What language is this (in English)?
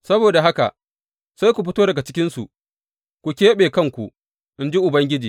Hausa